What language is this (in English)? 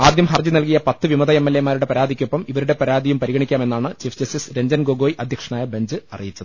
Malayalam